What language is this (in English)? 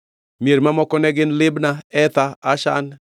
Luo (Kenya and Tanzania)